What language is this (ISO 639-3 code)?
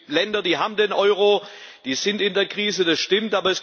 deu